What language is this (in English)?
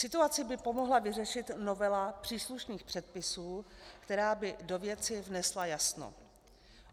Czech